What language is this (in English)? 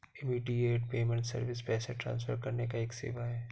Hindi